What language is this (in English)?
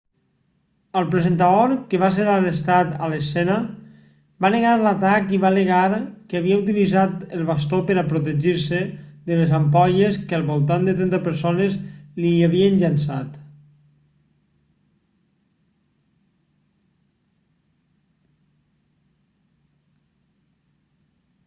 Catalan